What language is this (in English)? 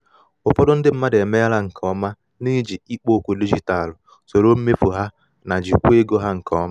Igbo